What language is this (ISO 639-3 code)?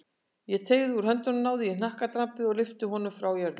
isl